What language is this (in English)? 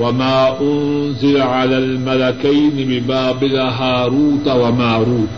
Urdu